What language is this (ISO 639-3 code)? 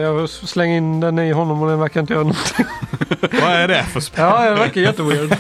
swe